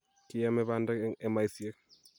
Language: Kalenjin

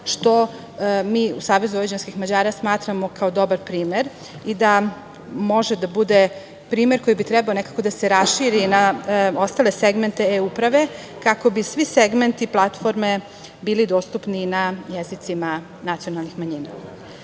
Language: Serbian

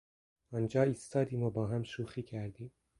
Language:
Persian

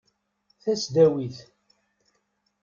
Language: Kabyle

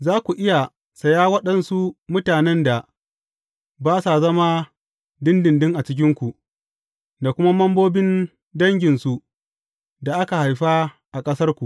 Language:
Hausa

